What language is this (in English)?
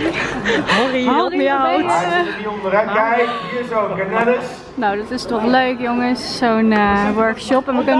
Dutch